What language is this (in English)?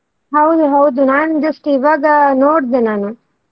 Kannada